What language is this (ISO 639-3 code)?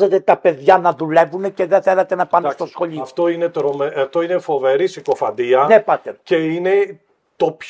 ell